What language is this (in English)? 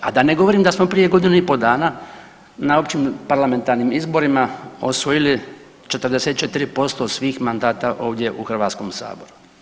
Croatian